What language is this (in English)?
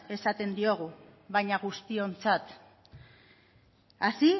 Basque